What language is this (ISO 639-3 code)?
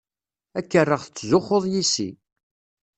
kab